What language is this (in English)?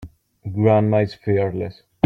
English